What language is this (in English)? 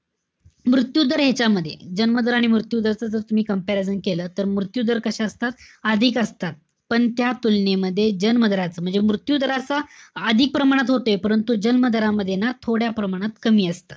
Marathi